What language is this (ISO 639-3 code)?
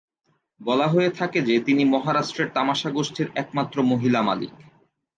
ben